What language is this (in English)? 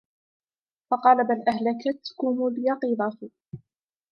Arabic